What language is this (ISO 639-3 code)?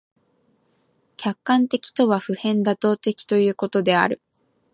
jpn